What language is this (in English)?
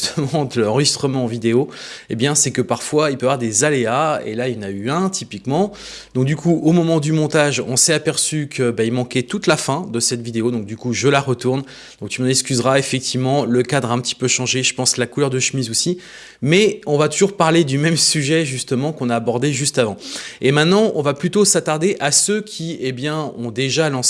French